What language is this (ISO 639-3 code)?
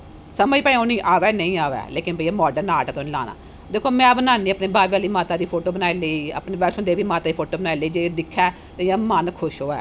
doi